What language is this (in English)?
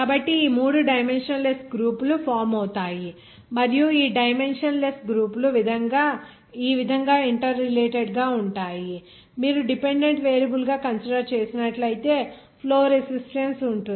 Telugu